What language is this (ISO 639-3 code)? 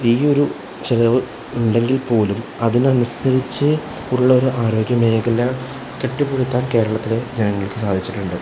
mal